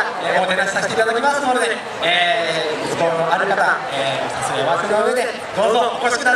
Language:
Japanese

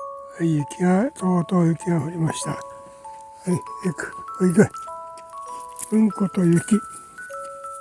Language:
Japanese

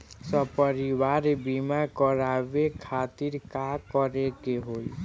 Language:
Bhojpuri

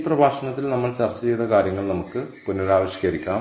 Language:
Malayalam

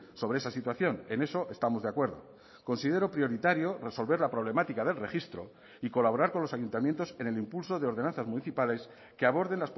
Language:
Spanish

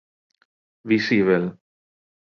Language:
Galician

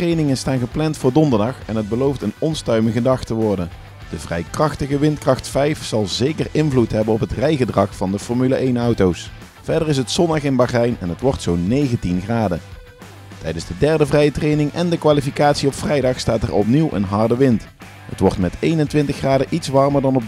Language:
Dutch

